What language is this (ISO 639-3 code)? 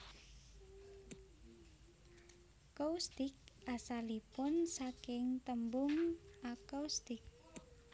jav